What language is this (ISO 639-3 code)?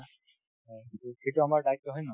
asm